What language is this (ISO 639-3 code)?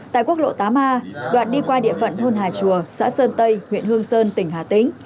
vie